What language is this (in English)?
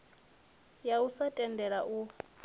Venda